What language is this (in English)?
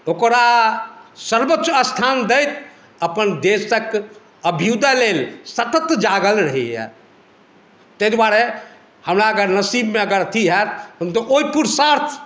Maithili